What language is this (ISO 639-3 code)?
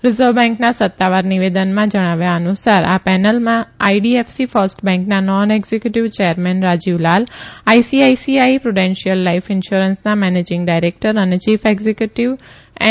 guj